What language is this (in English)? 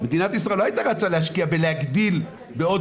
Hebrew